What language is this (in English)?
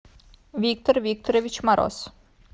Russian